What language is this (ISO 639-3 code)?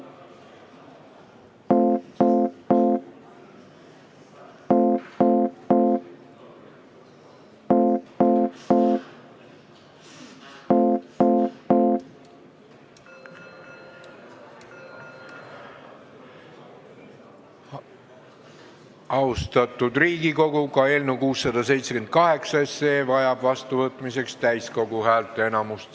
est